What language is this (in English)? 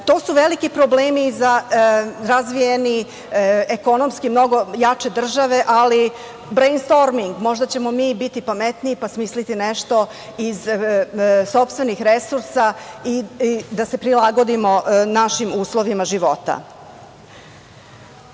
Serbian